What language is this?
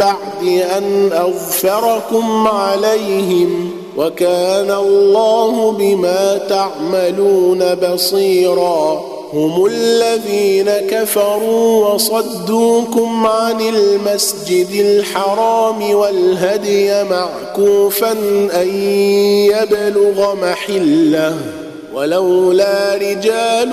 Arabic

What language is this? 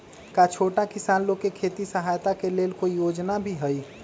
Magahi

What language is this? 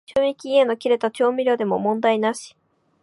Japanese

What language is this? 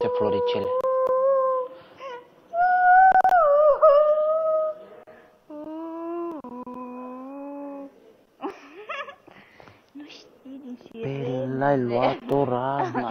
Romanian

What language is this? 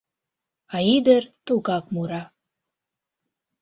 Mari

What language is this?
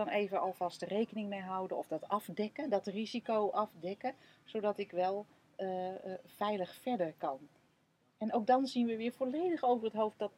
Dutch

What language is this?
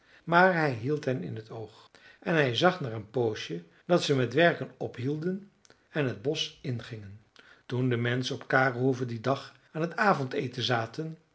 Dutch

